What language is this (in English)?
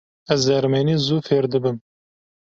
Kurdish